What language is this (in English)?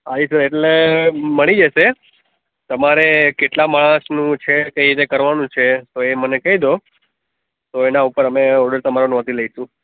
Gujarati